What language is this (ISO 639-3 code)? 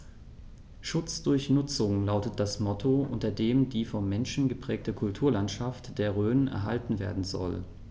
deu